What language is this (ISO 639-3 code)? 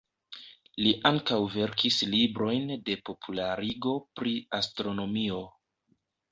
epo